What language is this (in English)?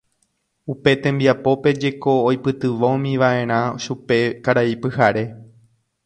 Guarani